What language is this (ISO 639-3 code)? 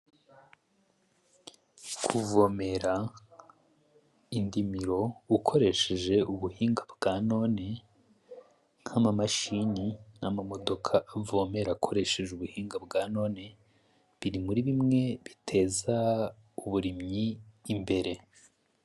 run